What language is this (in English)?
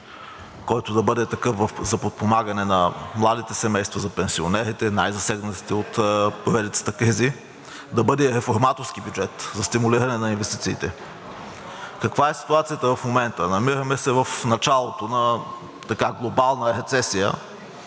Bulgarian